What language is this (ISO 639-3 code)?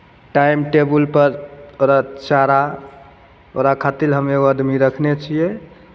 mai